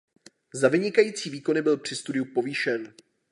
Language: Czech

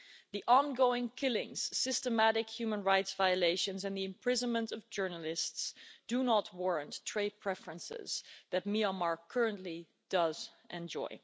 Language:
English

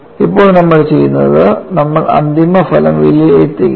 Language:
Malayalam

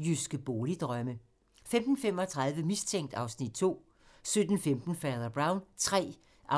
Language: Danish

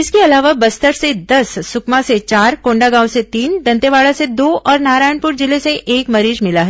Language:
Hindi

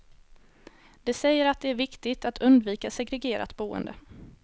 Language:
Swedish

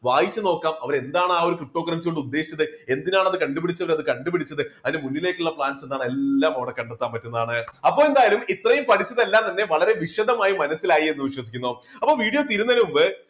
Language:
Malayalam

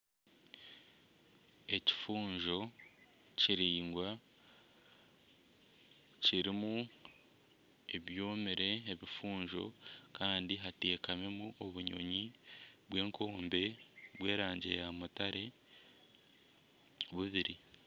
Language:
Nyankole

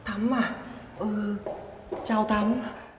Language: Vietnamese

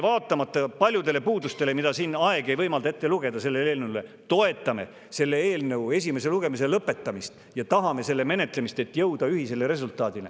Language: Estonian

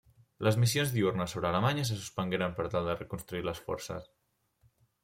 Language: Catalan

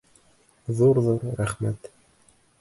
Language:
Bashkir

